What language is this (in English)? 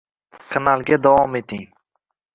Uzbek